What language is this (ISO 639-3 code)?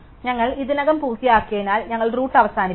mal